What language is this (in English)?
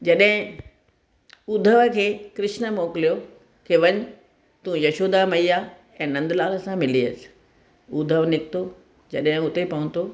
Sindhi